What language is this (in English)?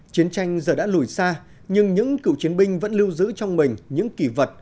Vietnamese